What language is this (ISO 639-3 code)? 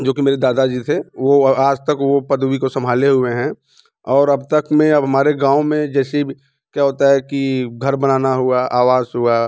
hin